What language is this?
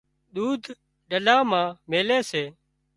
Wadiyara Koli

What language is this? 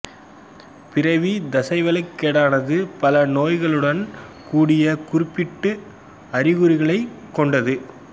Tamil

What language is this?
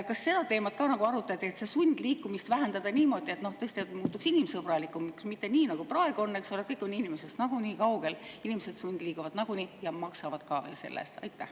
Estonian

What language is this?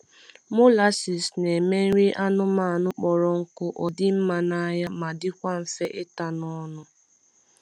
Igbo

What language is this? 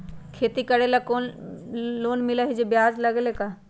Magahi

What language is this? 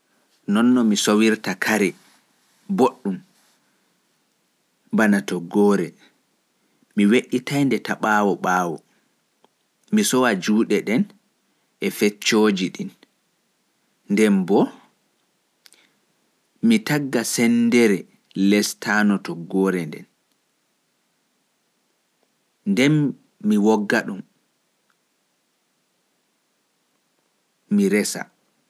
Pular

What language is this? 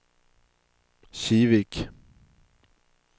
Swedish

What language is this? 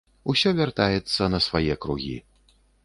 Belarusian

